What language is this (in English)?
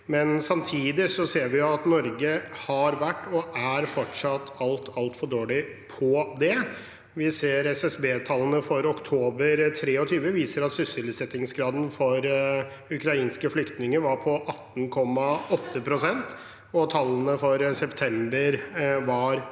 Norwegian